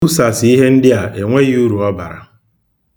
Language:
Igbo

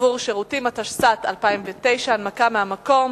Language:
Hebrew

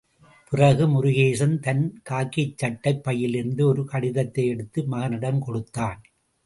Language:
Tamil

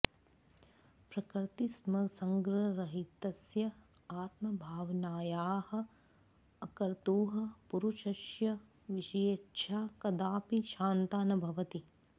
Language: Sanskrit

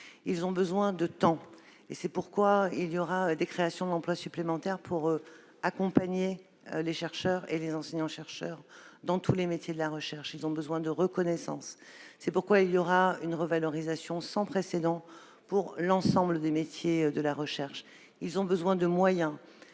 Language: French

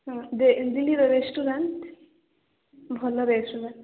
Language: Odia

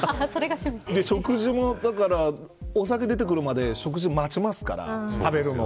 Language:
Japanese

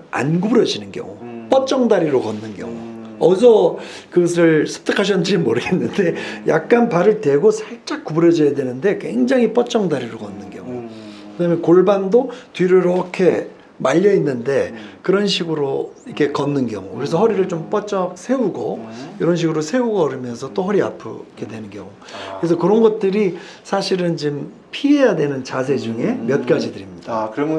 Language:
Korean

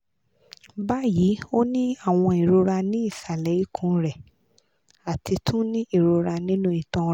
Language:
Yoruba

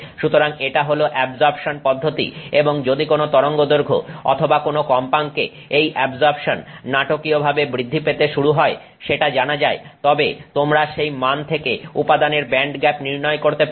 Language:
Bangla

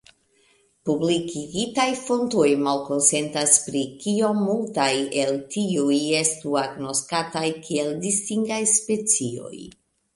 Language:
Esperanto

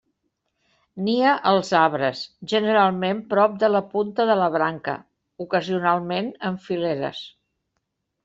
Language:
Catalan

